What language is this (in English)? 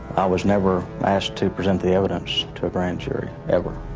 English